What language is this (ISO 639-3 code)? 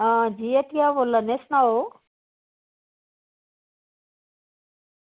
doi